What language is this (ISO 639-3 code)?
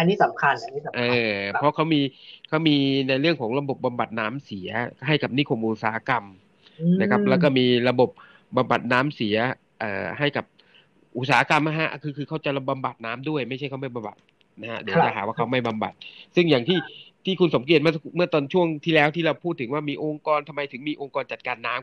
tha